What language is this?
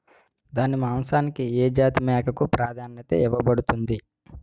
Telugu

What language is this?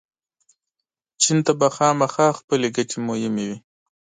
Pashto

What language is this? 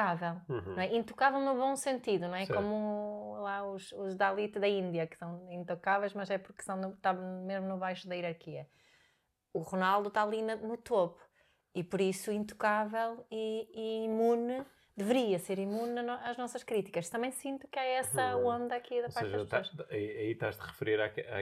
Portuguese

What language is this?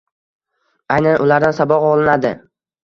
Uzbek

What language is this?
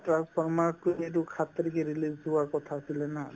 Assamese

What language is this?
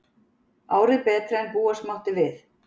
Icelandic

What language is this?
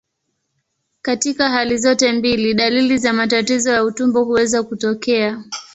Swahili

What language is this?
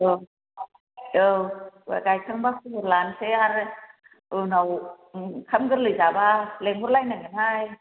Bodo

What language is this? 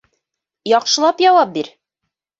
Bashkir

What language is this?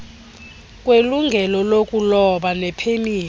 Xhosa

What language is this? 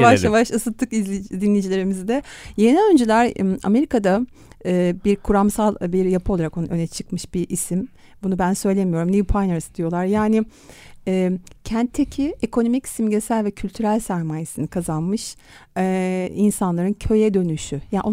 Turkish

